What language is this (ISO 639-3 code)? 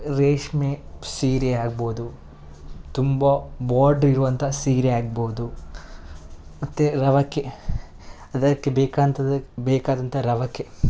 kan